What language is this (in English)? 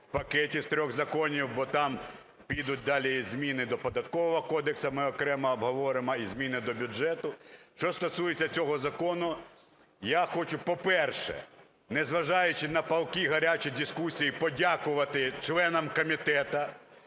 Ukrainian